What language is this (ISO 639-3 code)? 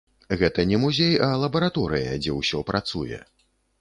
bel